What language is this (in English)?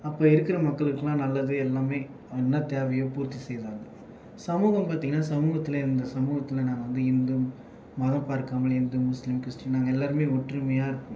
Tamil